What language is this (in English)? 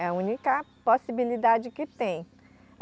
Portuguese